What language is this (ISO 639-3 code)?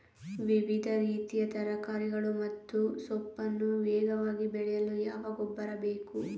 kan